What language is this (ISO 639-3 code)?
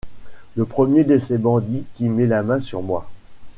fra